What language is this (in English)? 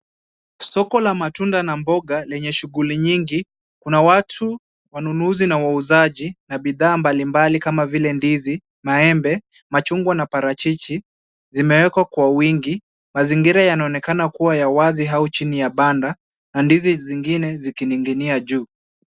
Swahili